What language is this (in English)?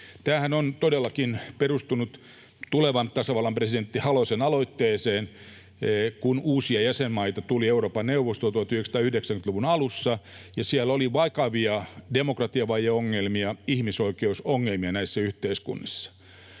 Finnish